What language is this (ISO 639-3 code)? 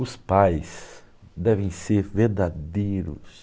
por